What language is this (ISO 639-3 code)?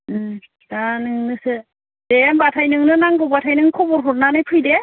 brx